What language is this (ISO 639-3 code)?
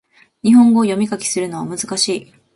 jpn